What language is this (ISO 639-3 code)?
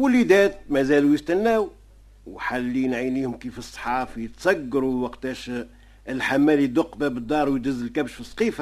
ara